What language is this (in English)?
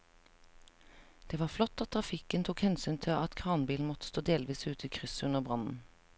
Norwegian